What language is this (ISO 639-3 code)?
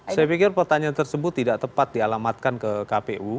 ind